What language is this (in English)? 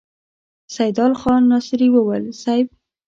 Pashto